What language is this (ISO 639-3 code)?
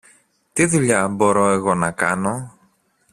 ell